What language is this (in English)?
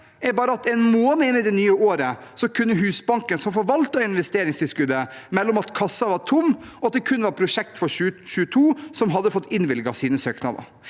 Norwegian